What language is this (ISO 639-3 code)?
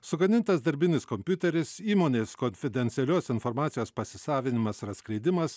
lit